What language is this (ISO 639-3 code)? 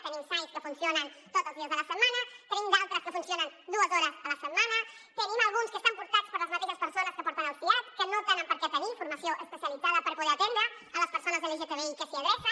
cat